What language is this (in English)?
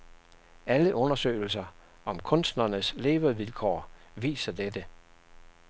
Danish